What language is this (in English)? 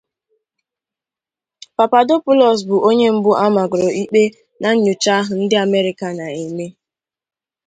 Igbo